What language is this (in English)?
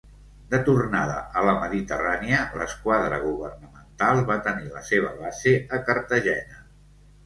Catalan